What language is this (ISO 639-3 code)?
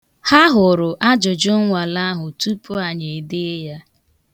ibo